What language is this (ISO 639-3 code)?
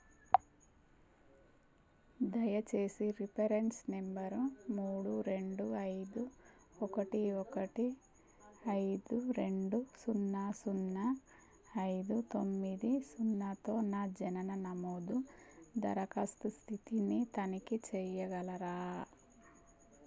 tel